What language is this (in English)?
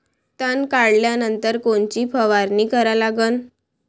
Marathi